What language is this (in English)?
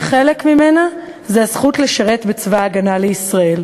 Hebrew